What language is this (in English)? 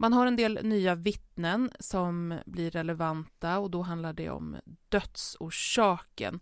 Swedish